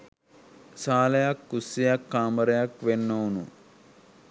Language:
Sinhala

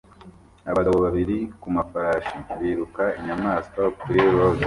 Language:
Kinyarwanda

